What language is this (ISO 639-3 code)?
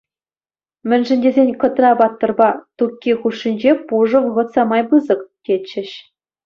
chv